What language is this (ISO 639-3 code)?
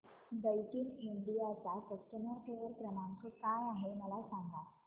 mar